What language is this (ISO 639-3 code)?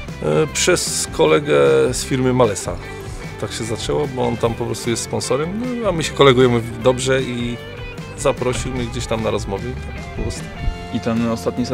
pol